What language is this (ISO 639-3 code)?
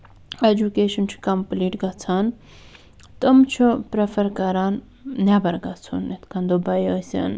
kas